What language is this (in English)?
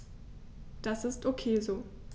German